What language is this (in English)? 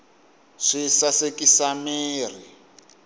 Tsonga